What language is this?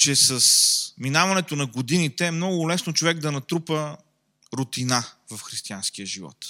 Bulgarian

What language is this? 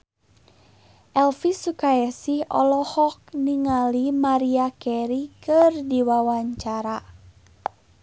Sundanese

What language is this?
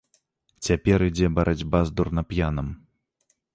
Belarusian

